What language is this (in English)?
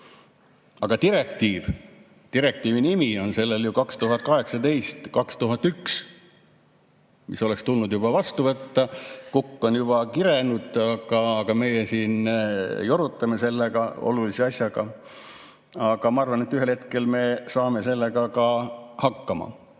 Estonian